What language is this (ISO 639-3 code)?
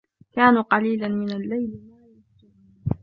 ara